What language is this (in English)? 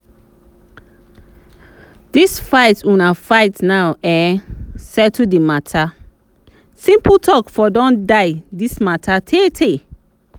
Nigerian Pidgin